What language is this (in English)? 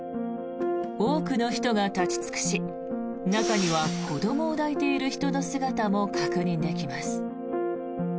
Japanese